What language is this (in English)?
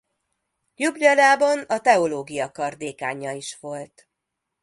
Hungarian